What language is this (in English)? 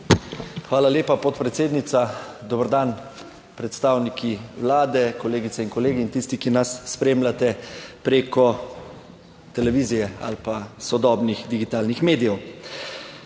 Slovenian